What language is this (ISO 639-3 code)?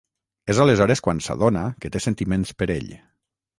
cat